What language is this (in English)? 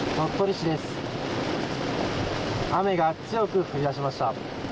Japanese